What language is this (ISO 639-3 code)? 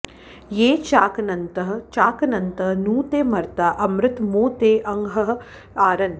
san